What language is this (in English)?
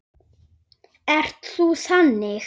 Icelandic